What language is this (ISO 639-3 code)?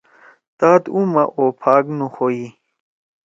trw